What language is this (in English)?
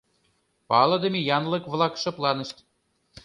Mari